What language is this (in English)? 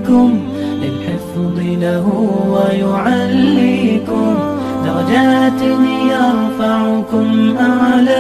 Arabic